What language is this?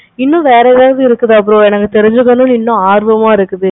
Tamil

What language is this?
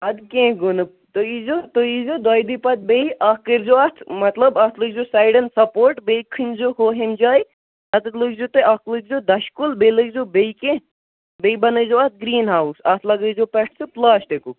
Kashmiri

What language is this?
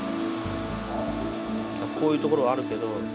Japanese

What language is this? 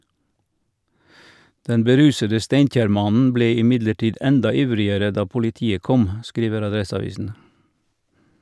Norwegian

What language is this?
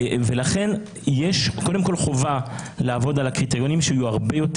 Hebrew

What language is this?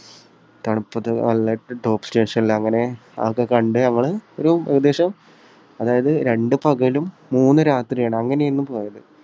Malayalam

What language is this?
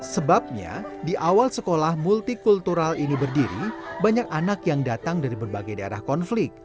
Indonesian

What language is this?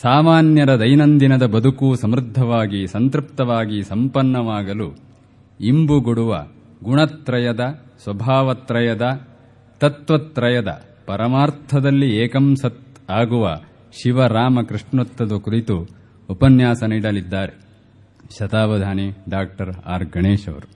Kannada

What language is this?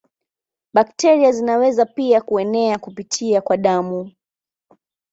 Swahili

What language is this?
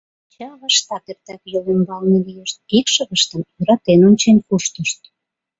Mari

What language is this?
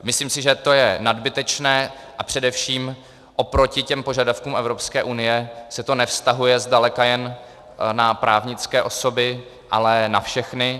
Czech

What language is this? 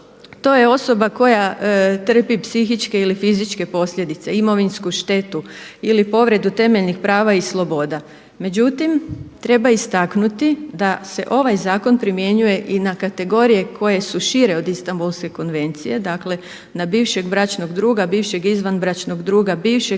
Croatian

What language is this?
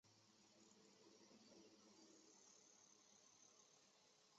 Chinese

